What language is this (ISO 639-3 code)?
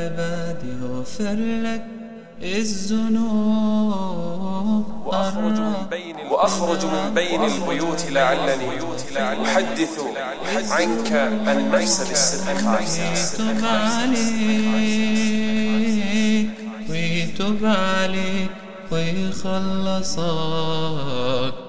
ara